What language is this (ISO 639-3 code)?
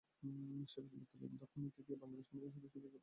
ben